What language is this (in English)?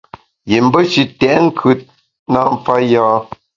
Bamun